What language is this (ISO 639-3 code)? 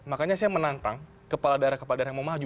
ind